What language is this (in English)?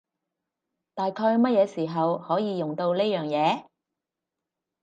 Cantonese